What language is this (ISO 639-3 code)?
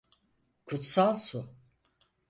tur